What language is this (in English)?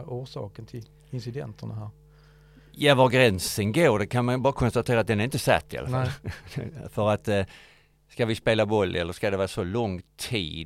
Swedish